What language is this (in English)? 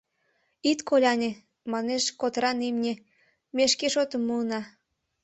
Mari